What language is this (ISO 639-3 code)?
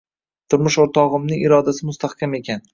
uzb